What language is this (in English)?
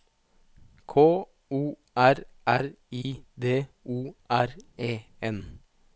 Norwegian